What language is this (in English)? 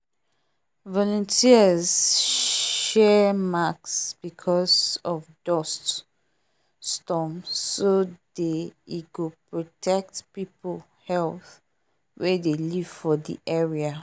Nigerian Pidgin